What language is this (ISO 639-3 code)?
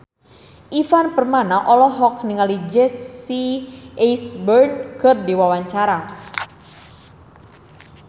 sun